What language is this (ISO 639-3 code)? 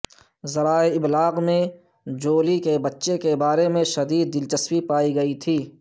urd